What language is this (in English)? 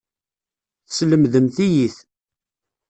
Kabyle